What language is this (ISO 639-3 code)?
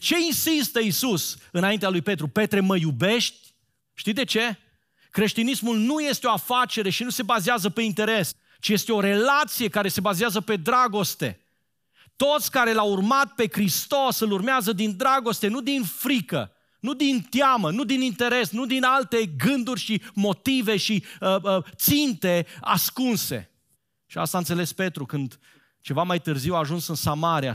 ron